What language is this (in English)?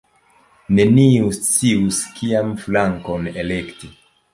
Esperanto